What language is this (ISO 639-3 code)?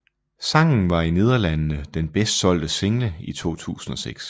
dan